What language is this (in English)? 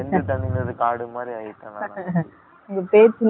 Tamil